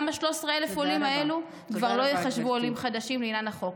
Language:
Hebrew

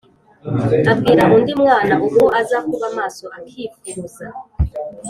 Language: Kinyarwanda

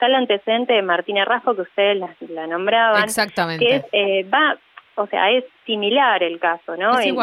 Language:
Spanish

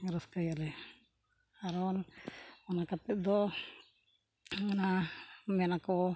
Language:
Santali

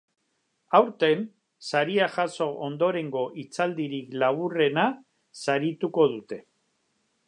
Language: Basque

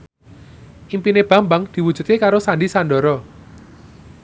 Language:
Javanese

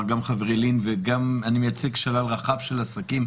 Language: Hebrew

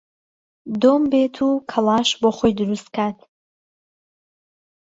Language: Central Kurdish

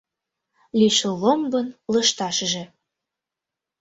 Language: Mari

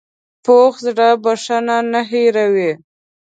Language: Pashto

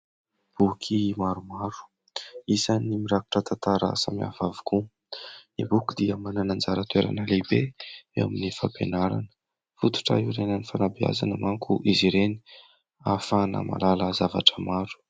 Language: Malagasy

